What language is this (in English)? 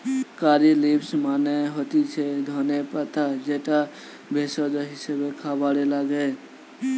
Bangla